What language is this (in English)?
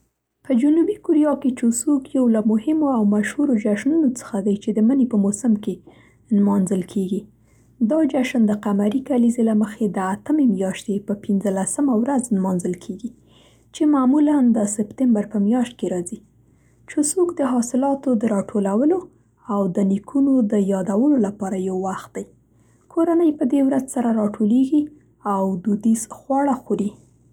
Central Pashto